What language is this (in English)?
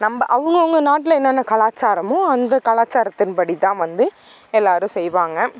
Tamil